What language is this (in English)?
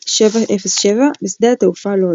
Hebrew